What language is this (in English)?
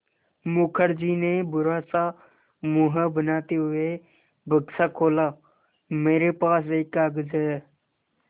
Hindi